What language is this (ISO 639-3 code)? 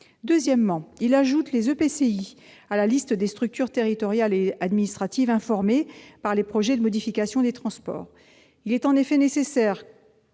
fra